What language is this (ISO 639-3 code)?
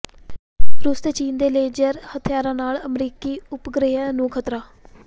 pan